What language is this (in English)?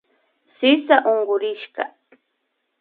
Imbabura Highland Quichua